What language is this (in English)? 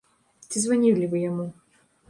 Belarusian